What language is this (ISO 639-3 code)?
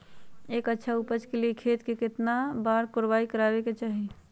mag